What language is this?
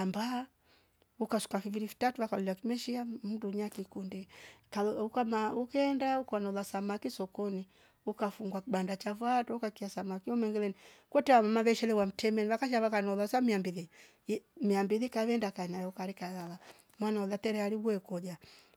Rombo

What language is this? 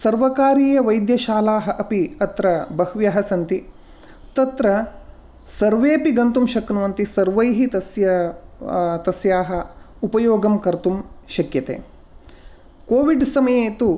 Sanskrit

